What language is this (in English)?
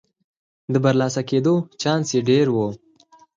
Pashto